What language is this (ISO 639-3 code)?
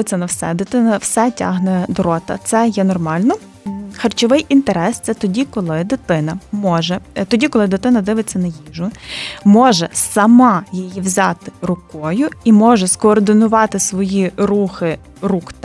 ukr